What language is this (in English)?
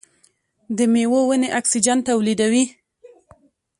Pashto